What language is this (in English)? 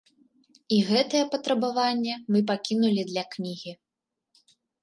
Belarusian